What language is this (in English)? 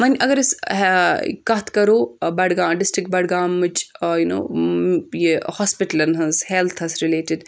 Kashmiri